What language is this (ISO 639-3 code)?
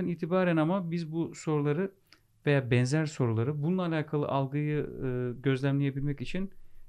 tur